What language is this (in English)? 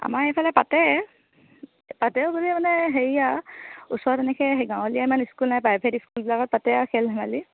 Assamese